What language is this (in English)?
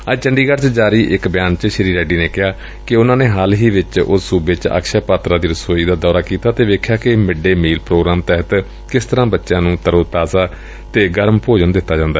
Punjabi